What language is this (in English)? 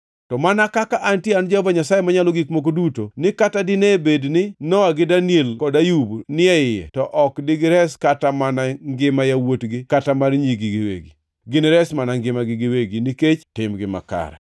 Luo (Kenya and Tanzania)